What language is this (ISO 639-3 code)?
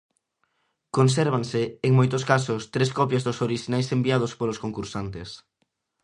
glg